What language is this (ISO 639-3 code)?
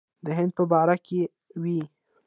pus